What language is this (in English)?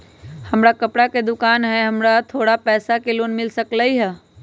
Magahi